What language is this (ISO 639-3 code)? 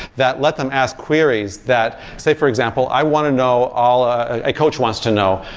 eng